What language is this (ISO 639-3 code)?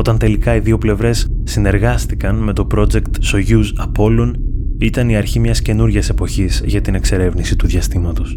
ell